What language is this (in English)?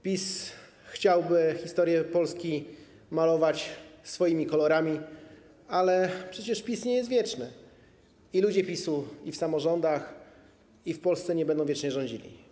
Polish